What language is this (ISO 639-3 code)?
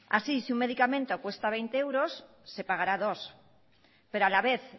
spa